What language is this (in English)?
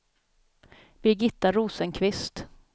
Swedish